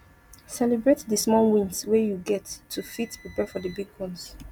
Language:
Nigerian Pidgin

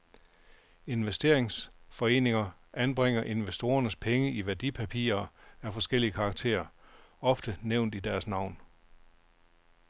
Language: Danish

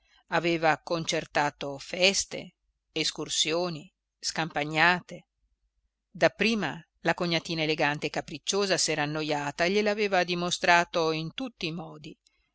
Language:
Italian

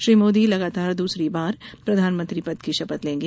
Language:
Hindi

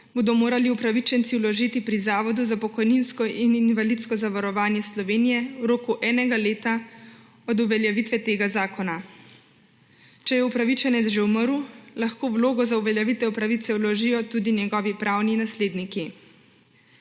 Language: Slovenian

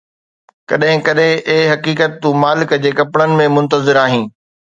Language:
Sindhi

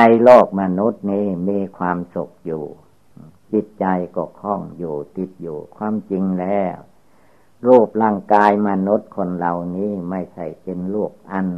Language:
Thai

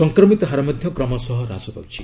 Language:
Odia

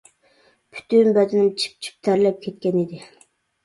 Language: Uyghur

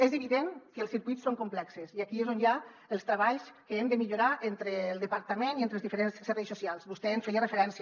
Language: Catalan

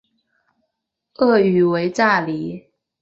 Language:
Chinese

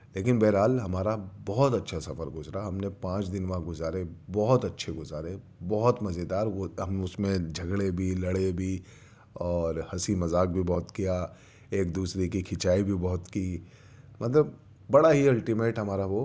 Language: Urdu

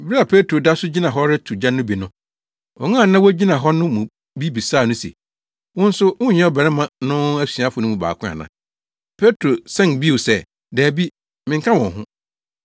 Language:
Akan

